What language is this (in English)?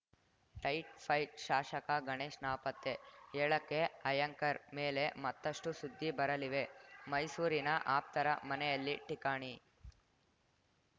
Kannada